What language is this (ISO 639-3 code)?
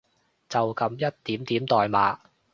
yue